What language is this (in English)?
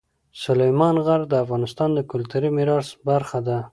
Pashto